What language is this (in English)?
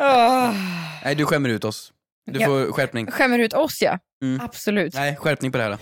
Swedish